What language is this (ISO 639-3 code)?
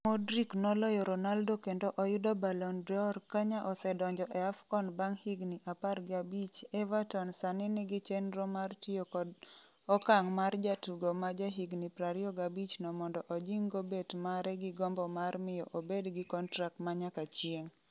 luo